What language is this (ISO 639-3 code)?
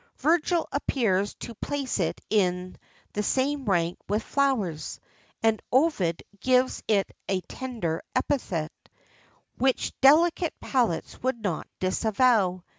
eng